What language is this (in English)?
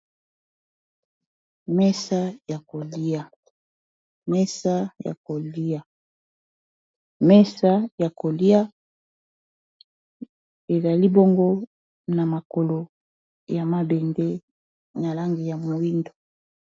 Lingala